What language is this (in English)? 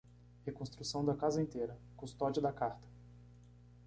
Portuguese